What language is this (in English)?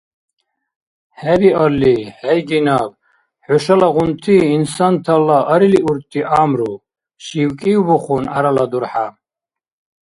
Dargwa